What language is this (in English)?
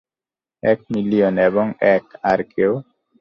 Bangla